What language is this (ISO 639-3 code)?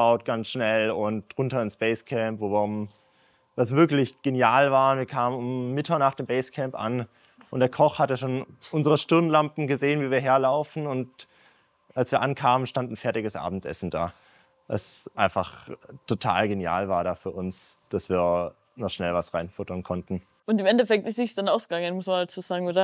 deu